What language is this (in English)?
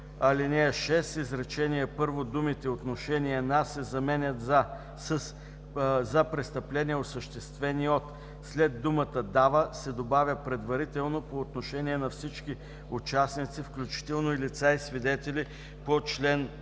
Bulgarian